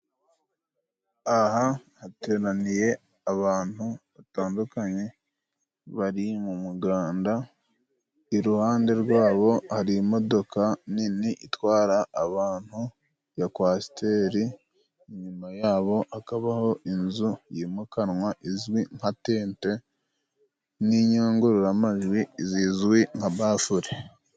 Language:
Kinyarwanda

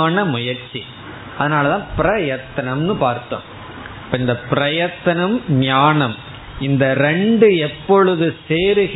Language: Tamil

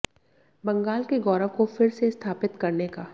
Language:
Hindi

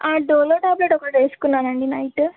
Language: Telugu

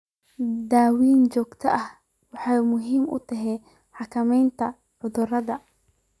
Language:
Somali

